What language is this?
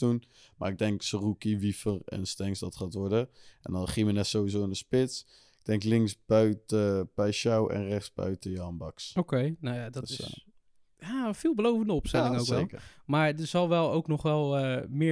Dutch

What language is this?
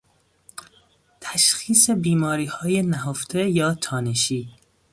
Persian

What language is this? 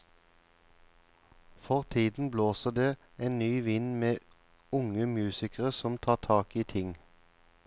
Norwegian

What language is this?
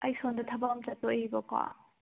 Manipuri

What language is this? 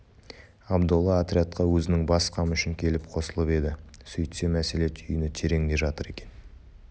Kazakh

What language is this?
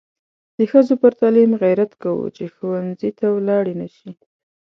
Pashto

